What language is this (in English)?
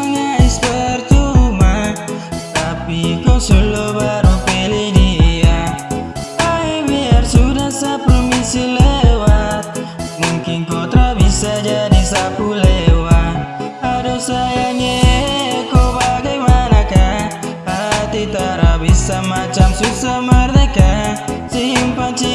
Indonesian